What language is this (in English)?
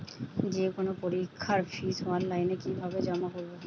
Bangla